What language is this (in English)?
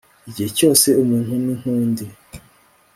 Kinyarwanda